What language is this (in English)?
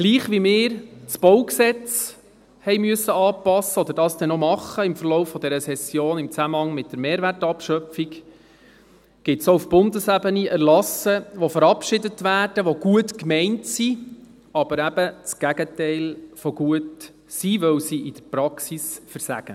Swiss German